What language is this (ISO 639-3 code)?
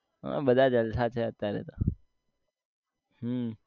guj